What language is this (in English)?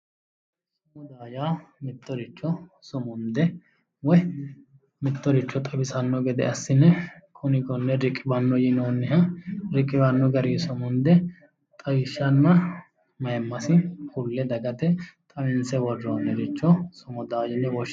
Sidamo